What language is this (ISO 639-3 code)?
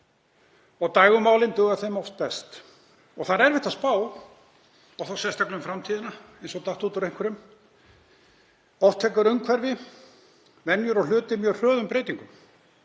isl